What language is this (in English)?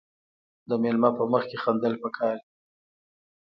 Pashto